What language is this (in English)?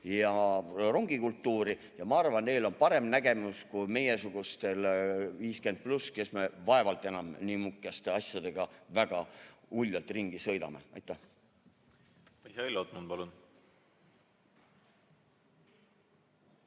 Estonian